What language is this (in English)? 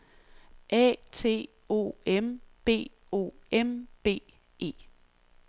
Danish